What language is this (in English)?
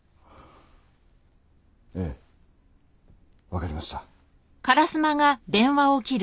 Japanese